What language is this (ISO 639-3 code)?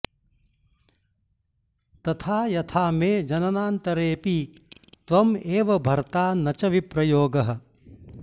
san